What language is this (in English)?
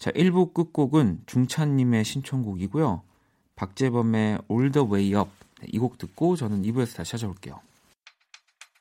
Korean